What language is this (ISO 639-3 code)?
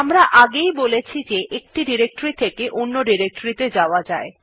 ben